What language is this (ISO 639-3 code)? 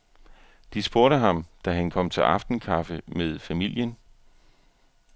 dan